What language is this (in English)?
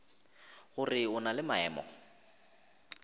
Northern Sotho